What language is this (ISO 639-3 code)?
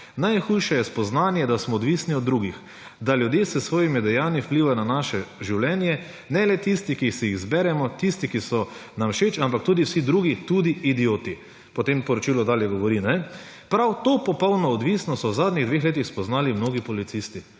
slv